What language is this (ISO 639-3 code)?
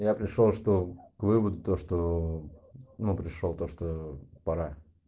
rus